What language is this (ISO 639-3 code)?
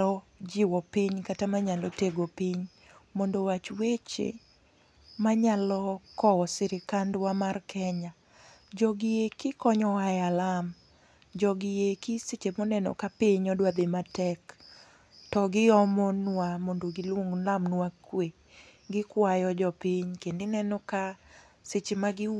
luo